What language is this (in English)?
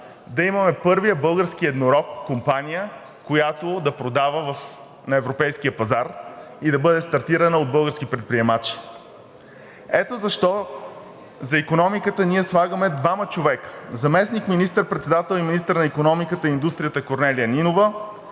Bulgarian